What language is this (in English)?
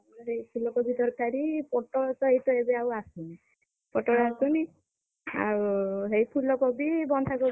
Odia